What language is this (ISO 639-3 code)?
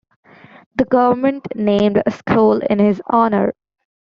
eng